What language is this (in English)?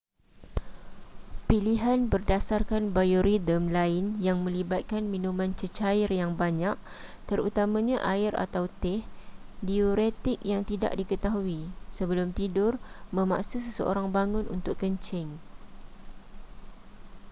Malay